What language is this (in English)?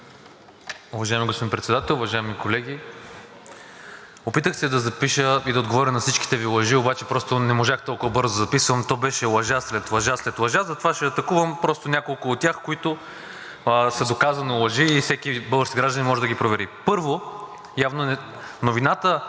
Bulgarian